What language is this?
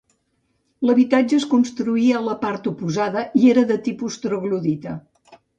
Catalan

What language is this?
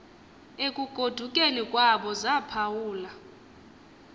Xhosa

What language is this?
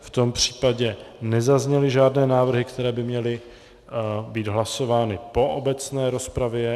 Czech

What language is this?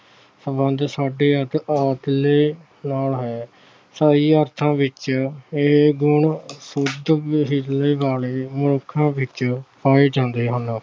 Punjabi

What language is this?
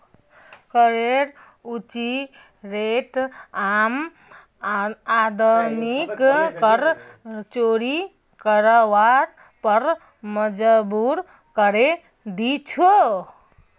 Magahi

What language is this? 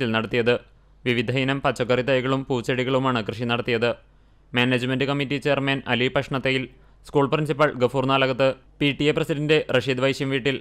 Malayalam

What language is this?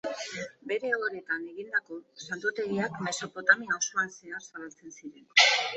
Basque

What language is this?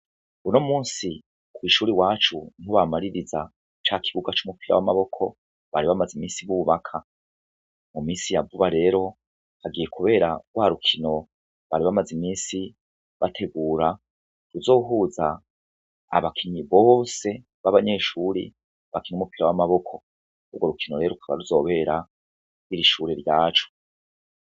Rundi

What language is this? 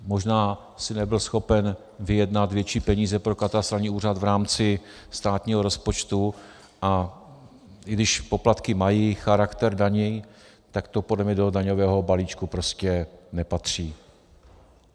Czech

